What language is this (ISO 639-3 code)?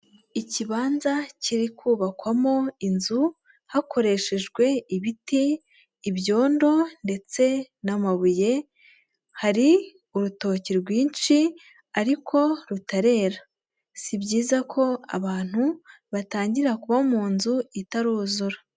kin